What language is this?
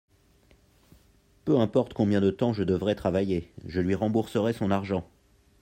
French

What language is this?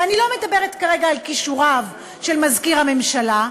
Hebrew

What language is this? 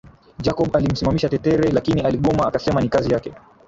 Swahili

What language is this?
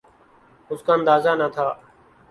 Urdu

